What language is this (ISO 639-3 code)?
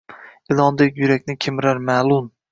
uzb